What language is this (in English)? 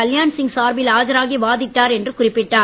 Tamil